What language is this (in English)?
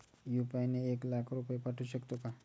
Marathi